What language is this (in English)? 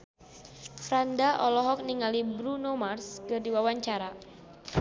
Sundanese